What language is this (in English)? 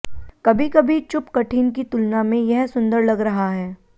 Hindi